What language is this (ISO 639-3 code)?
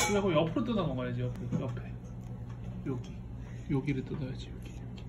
kor